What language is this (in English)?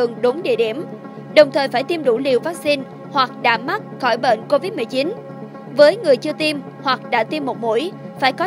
Vietnamese